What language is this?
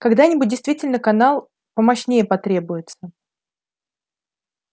Russian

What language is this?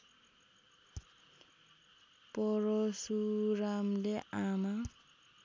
Nepali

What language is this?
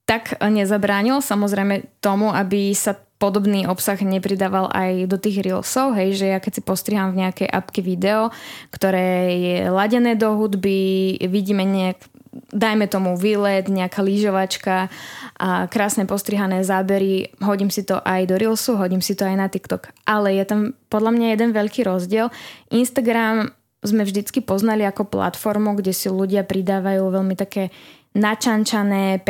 Slovak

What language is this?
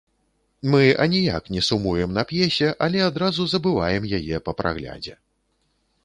Belarusian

